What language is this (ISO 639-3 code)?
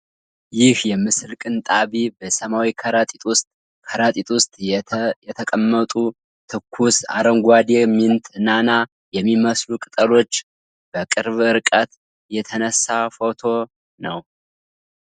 amh